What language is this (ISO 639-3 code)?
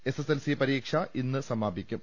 mal